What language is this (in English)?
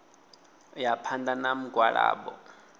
Venda